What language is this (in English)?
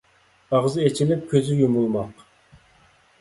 Uyghur